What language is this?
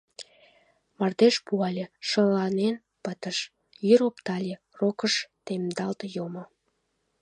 Mari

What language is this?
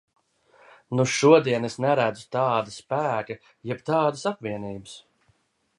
Latvian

